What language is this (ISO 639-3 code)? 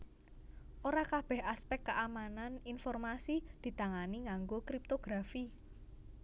jav